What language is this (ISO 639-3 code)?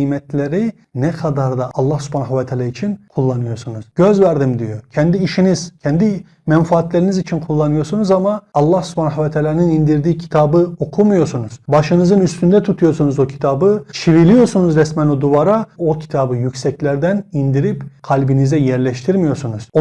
tur